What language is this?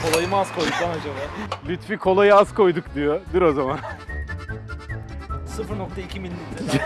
Turkish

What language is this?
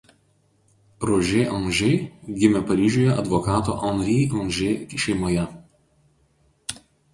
Lithuanian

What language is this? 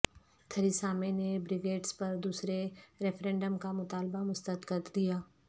Urdu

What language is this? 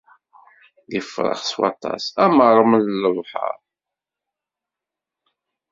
Kabyle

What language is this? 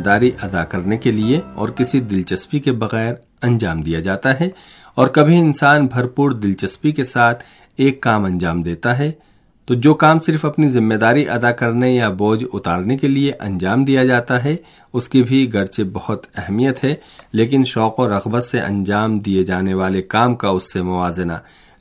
Urdu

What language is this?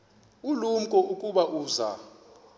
Xhosa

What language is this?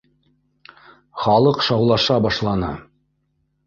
Bashkir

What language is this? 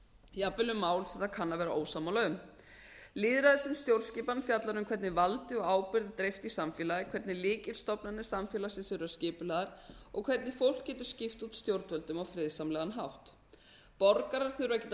Icelandic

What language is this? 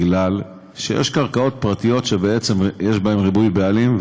Hebrew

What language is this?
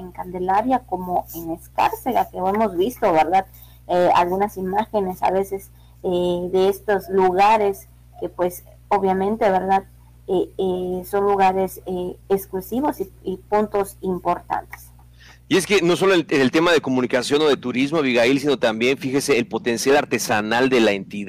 Spanish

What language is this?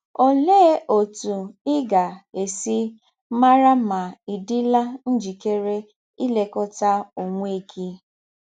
Igbo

